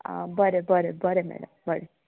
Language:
Konkani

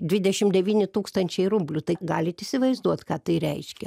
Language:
Lithuanian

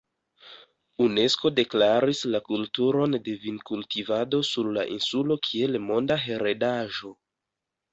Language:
Esperanto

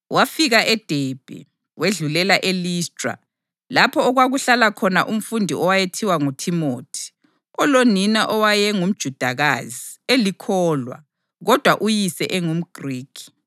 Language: North Ndebele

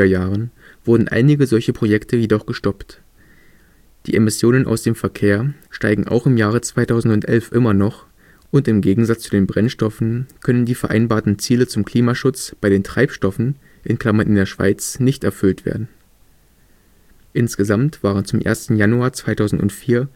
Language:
German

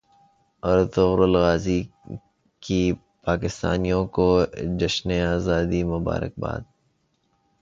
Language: Urdu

